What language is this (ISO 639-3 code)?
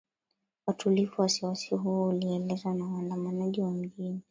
swa